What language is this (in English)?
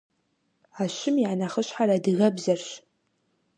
Kabardian